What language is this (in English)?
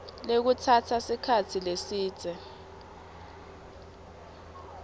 Swati